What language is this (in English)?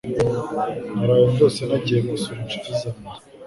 Kinyarwanda